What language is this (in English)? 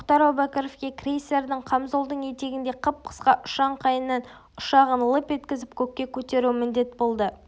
Kazakh